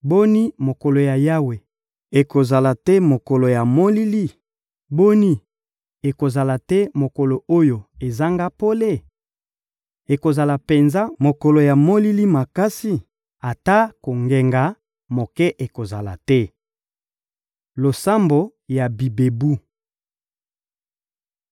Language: Lingala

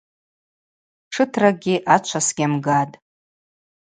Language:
Abaza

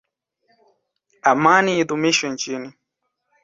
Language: Swahili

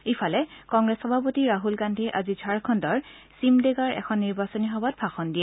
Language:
Assamese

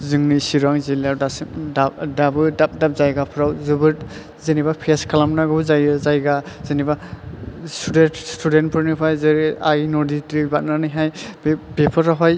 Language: Bodo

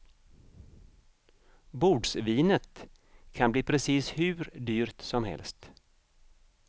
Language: Swedish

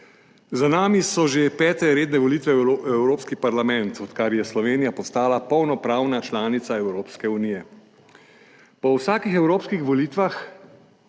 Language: Slovenian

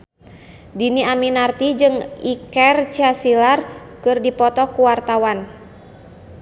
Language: Sundanese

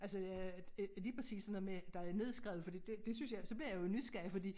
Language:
Danish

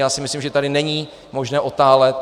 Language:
Czech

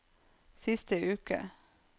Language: Norwegian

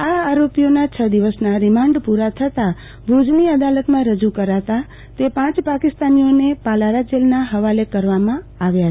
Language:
Gujarati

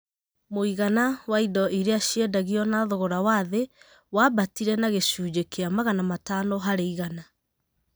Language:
Kikuyu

